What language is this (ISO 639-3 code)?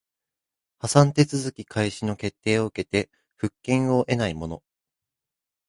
jpn